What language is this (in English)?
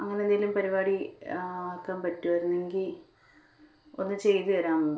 Malayalam